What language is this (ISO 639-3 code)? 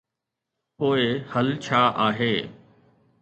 snd